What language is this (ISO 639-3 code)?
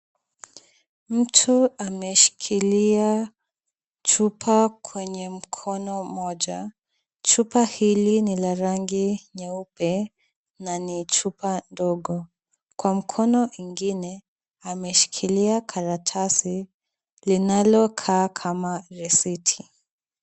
swa